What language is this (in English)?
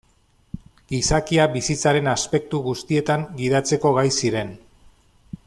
Basque